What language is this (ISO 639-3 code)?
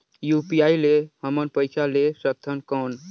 hne